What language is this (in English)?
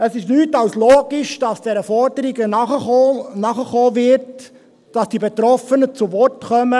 Swiss German